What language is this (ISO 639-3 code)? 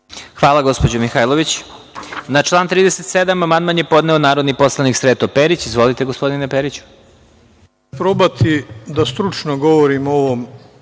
srp